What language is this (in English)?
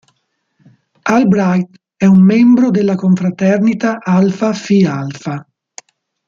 Italian